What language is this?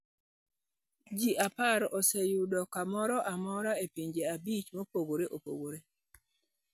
Luo (Kenya and Tanzania)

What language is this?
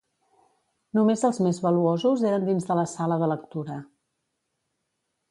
Catalan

